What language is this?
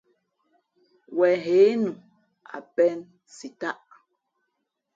Fe'fe'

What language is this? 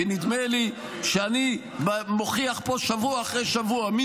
Hebrew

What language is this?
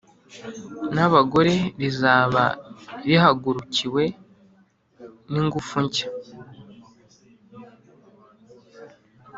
Kinyarwanda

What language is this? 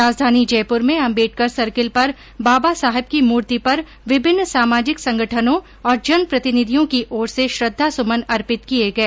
Hindi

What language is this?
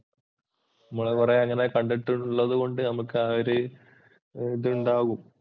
Malayalam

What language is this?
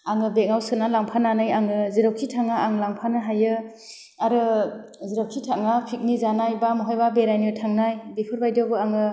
Bodo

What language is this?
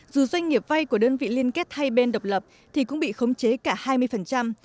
Vietnamese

